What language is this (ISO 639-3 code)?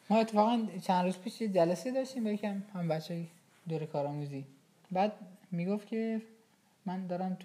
fas